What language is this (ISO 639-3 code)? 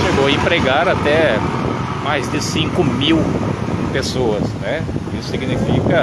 por